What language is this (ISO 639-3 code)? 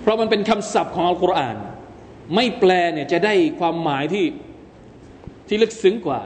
tha